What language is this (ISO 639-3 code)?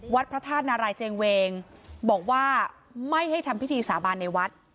tha